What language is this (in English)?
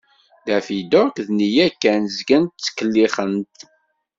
Kabyle